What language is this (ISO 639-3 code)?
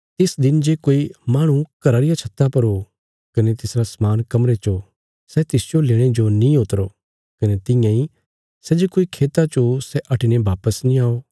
kfs